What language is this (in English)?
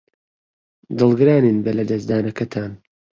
Central Kurdish